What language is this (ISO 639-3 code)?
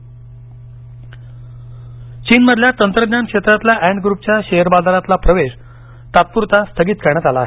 mar